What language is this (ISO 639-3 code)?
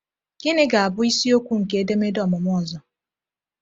ibo